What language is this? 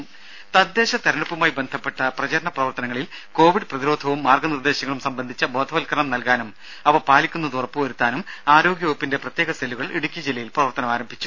Malayalam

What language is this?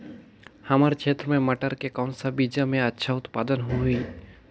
Chhattisgarhi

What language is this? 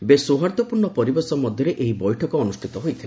Odia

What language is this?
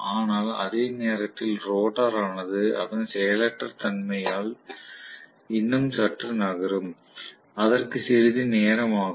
Tamil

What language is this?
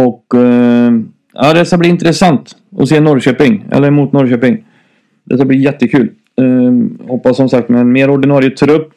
Swedish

